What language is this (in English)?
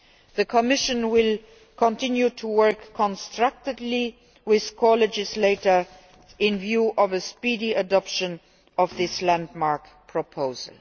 English